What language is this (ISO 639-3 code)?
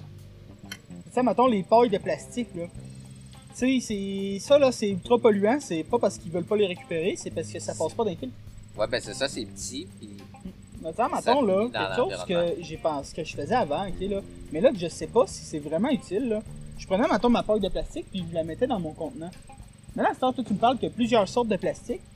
fra